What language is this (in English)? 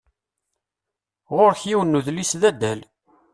Kabyle